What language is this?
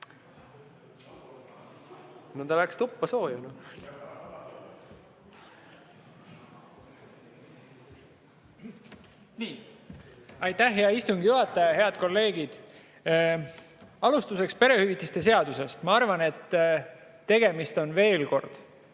Estonian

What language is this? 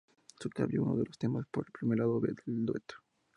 Spanish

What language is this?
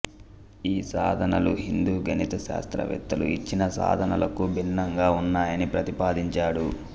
Telugu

